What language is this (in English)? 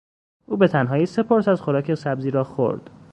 Persian